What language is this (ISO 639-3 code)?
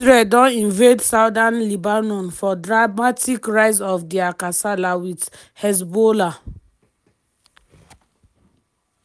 pcm